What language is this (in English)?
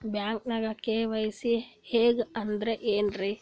Kannada